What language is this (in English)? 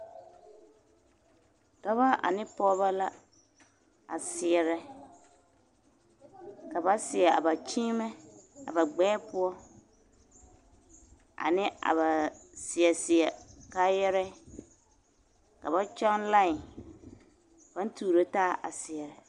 Southern Dagaare